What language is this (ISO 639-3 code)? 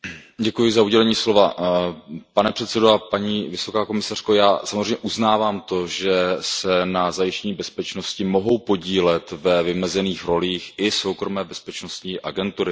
ces